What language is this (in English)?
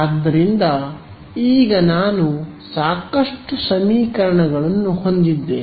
Kannada